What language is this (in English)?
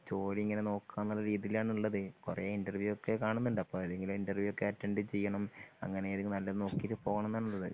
Malayalam